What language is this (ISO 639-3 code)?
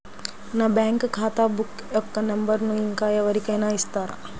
tel